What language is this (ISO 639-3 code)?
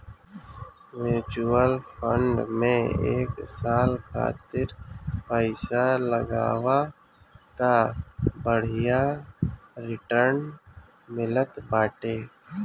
bho